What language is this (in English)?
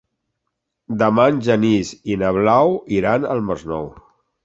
Catalan